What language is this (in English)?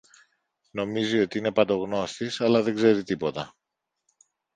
Greek